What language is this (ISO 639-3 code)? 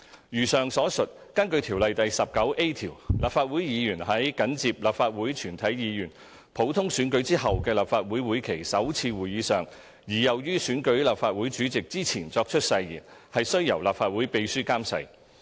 yue